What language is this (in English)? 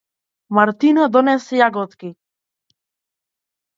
Macedonian